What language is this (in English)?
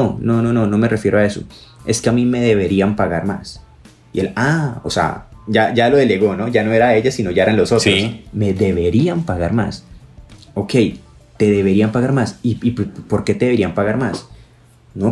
Spanish